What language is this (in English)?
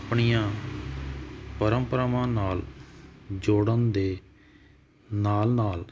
Punjabi